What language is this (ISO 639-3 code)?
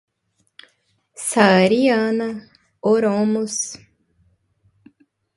por